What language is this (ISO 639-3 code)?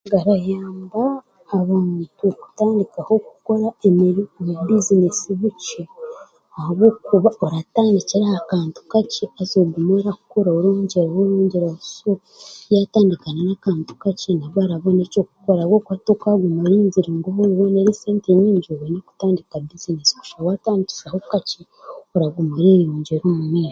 cgg